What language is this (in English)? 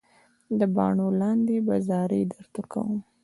Pashto